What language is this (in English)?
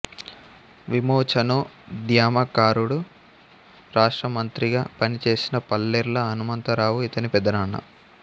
Telugu